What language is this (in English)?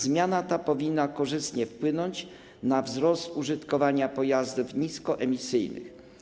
Polish